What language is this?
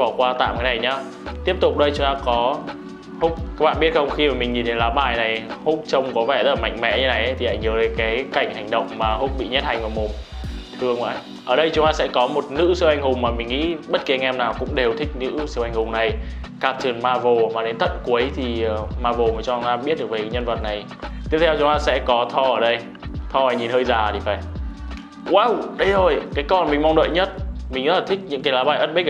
Vietnamese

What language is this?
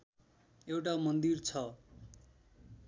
Nepali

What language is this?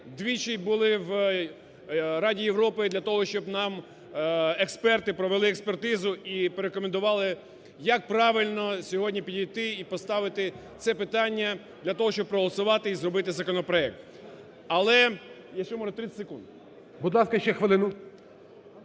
Ukrainian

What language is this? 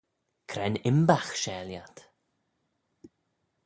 Manx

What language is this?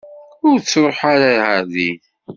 Kabyle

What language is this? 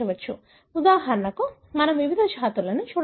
Telugu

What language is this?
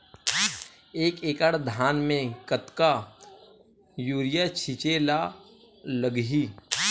Chhattisgarhi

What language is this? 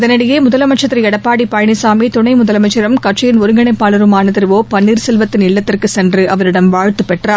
Tamil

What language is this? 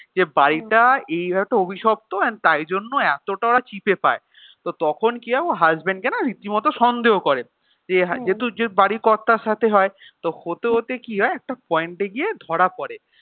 Bangla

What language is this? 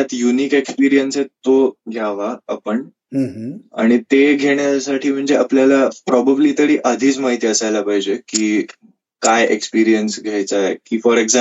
Marathi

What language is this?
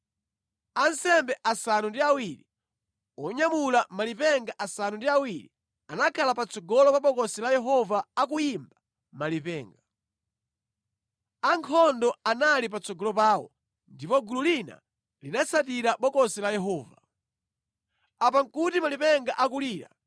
Nyanja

